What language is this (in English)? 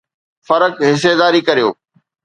Sindhi